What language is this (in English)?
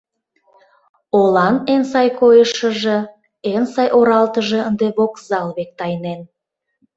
Mari